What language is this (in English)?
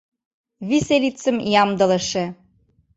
Mari